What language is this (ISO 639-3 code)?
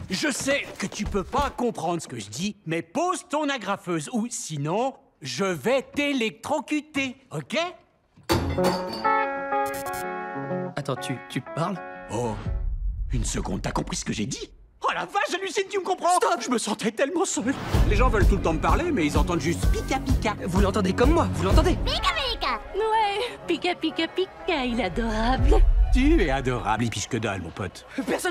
fra